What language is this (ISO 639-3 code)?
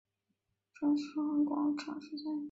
zho